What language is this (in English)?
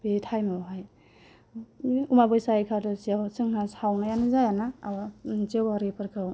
Bodo